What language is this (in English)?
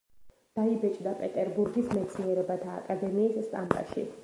Georgian